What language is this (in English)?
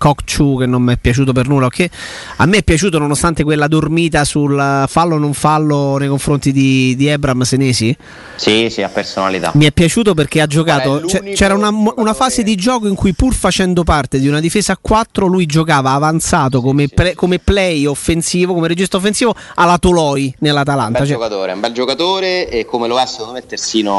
Italian